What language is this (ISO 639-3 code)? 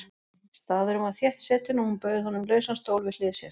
isl